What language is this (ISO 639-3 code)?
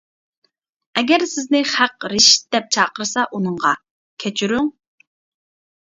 uig